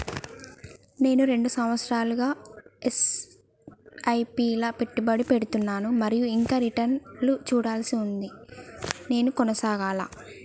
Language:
Telugu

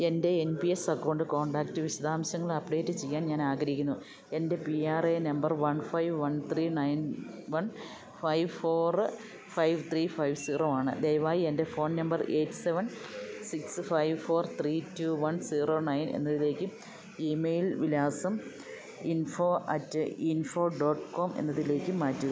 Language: Malayalam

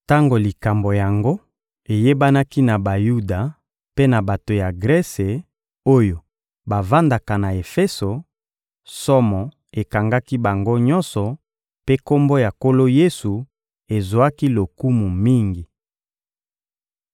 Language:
Lingala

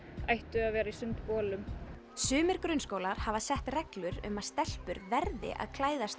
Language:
Icelandic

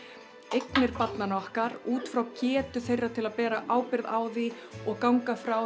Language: Icelandic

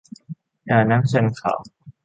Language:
Thai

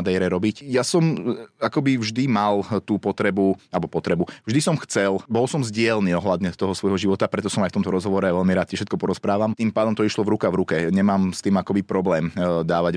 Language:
Slovak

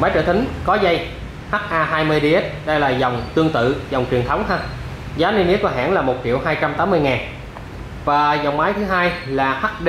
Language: Vietnamese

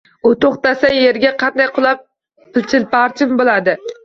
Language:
Uzbek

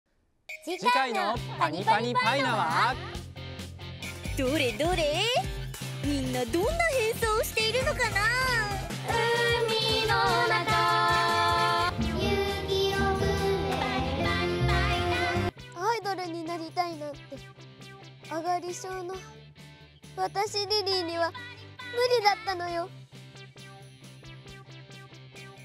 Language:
Japanese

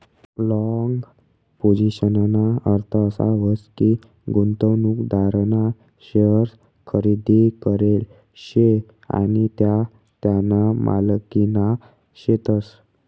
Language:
Marathi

